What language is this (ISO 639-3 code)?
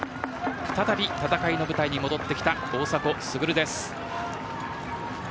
jpn